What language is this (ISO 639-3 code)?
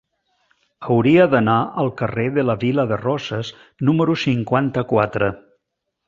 cat